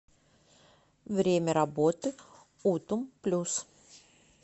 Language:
Russian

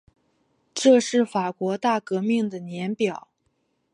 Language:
Chinese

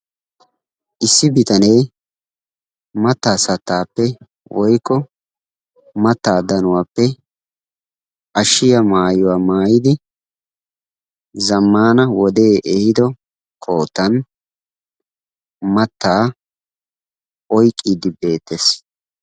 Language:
Wolaytta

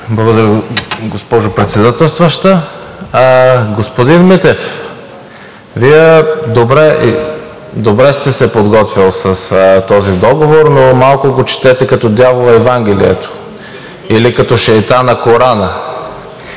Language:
Bulgarian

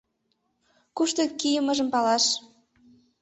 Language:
Mari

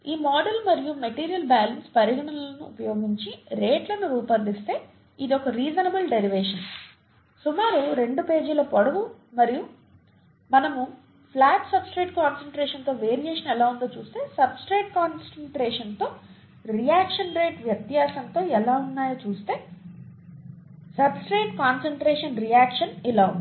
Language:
Telugu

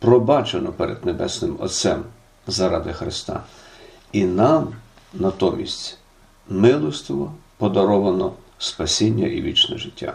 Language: Ukrainian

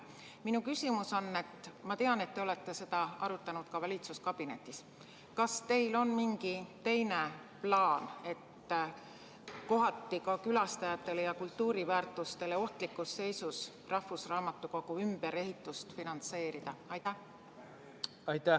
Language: Estonian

